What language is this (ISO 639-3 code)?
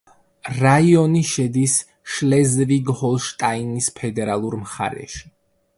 kat